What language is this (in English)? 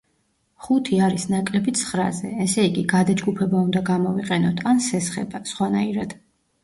Georgian